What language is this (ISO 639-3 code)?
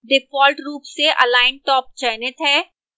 hin